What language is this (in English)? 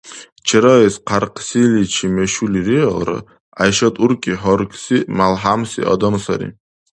Dargwa